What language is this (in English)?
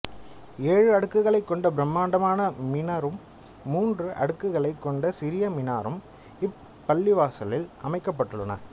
Tamil